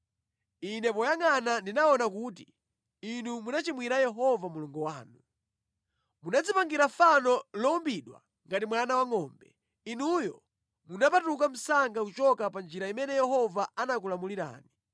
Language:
Nyanja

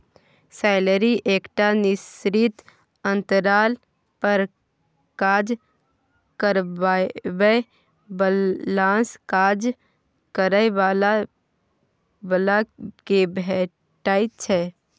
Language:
Maithili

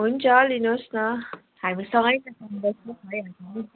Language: Nepali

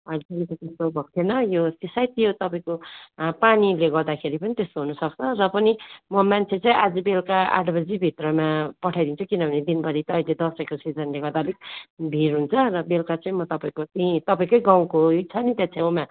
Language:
Nepali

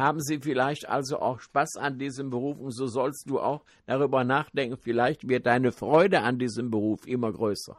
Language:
German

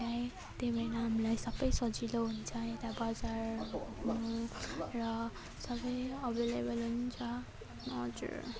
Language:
Nepali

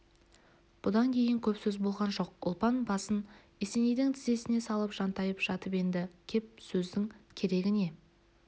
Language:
Kazakh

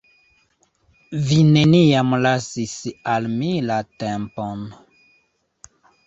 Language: Esperanto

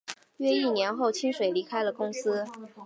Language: Chinese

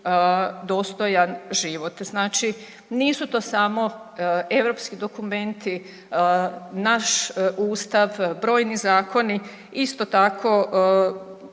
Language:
Croatian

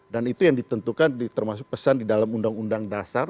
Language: Indonesian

